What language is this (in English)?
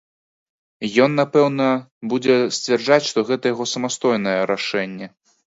Belarusian